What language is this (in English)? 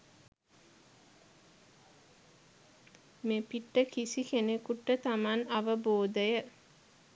Sinhala